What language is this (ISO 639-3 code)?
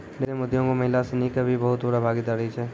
mai